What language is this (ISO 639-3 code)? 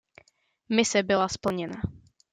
ces